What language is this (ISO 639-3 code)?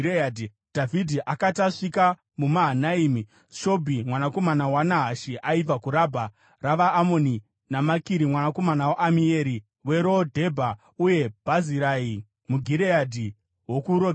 sna